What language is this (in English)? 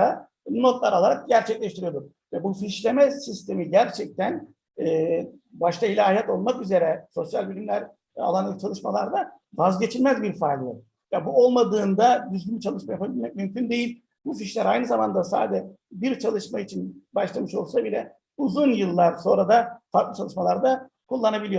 Turkish